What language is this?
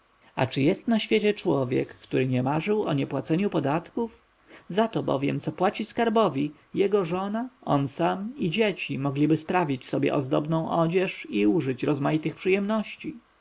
Polish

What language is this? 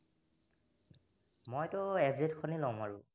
Assamese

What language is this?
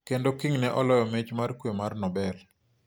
Luo (Kenya and Tanzania)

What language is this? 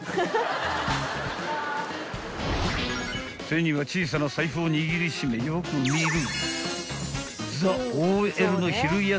Japanese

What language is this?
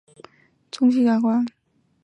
Chinese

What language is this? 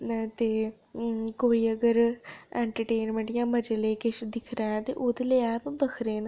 Dogri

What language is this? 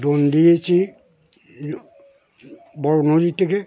Bangla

